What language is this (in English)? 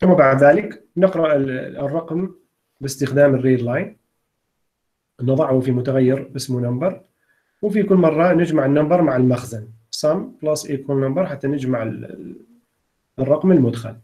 Arabic